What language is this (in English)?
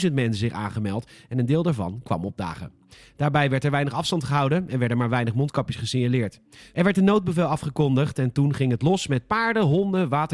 Dutch